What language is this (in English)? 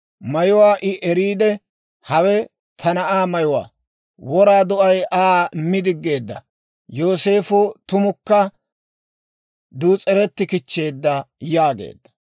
Dawro